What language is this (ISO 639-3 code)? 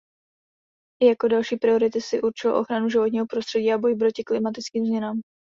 ces